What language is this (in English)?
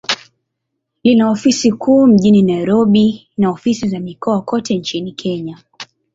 Swahili